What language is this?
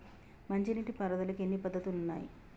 Telugu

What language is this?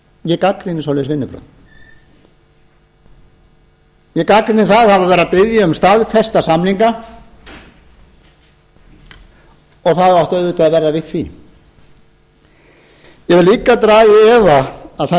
Icelandic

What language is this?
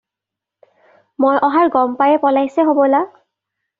Assamese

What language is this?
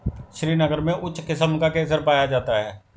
Hindi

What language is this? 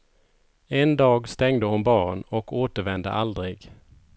Swedish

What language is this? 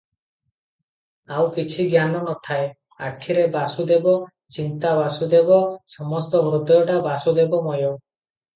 Odia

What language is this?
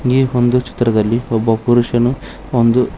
Kannada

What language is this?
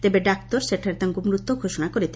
Odia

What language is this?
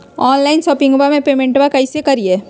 Magahi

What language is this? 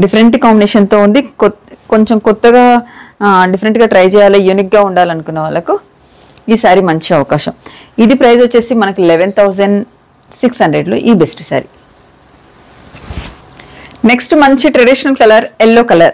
Telugu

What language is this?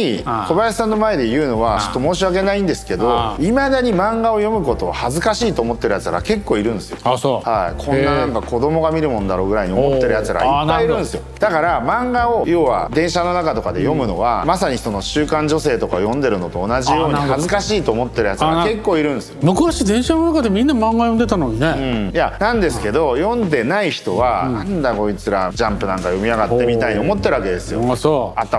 Japanese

